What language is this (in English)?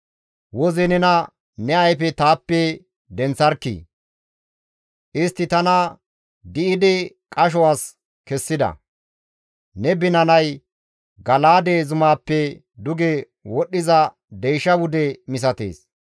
Gamo